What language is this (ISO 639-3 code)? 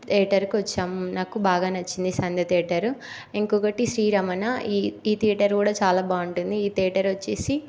tel